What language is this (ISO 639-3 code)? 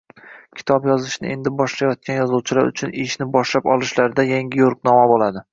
uzb